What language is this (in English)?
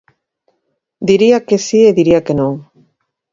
Galician